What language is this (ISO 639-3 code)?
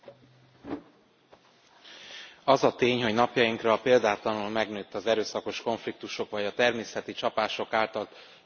hun